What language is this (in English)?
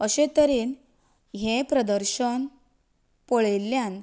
Konkani